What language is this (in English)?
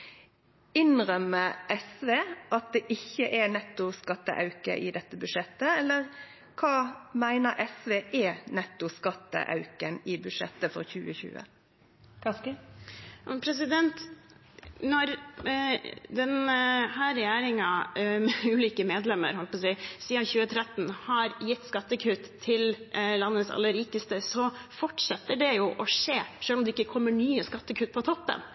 Norwegian